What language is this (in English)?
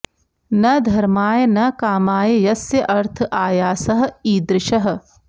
Sanskrit